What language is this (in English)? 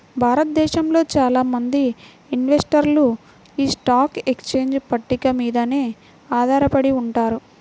Telugu